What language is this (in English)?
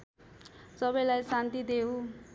Nepali